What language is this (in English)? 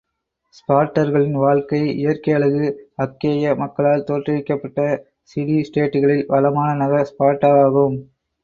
Tamil